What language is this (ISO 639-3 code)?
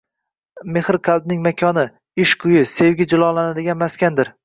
uzb